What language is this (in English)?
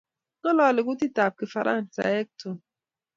Kalenjin